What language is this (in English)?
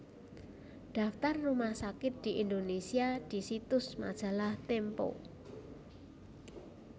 Javanese